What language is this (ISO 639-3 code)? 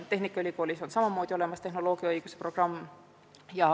est